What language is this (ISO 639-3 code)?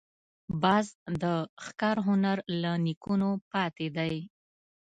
pus